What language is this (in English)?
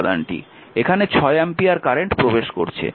Bangla